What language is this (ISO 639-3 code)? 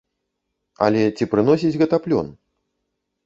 bel